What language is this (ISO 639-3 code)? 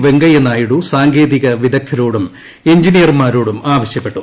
mal